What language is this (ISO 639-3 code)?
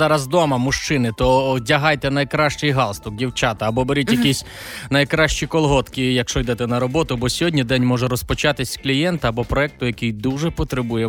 ukr